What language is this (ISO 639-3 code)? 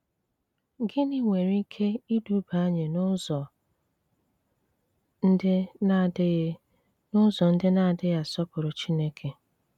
ibo